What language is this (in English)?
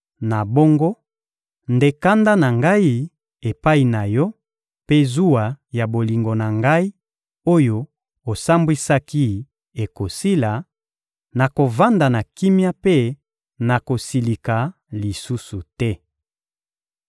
Lingala